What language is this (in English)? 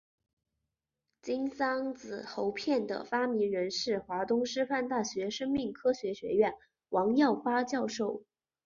Chinese